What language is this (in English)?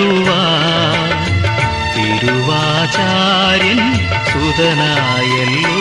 Malayalam